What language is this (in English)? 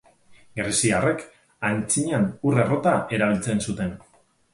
Basque